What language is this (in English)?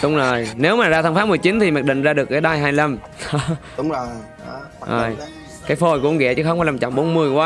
Vietnamese